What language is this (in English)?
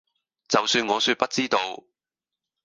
Cantonese